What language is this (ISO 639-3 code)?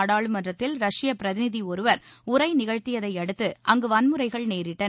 tam